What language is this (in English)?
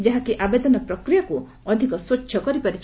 Odia